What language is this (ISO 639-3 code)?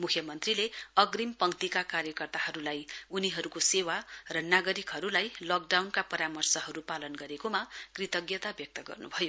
nep